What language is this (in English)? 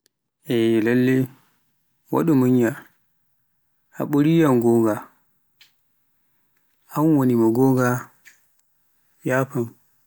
Pular